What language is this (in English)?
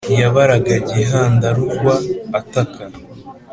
Kinyarwanda